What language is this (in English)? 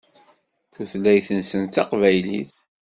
Kabyle